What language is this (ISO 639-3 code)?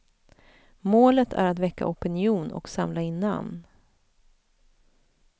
swe